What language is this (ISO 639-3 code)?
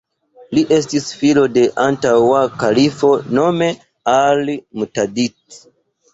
epo